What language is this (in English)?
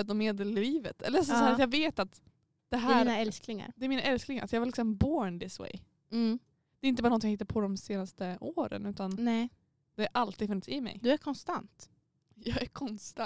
Swedish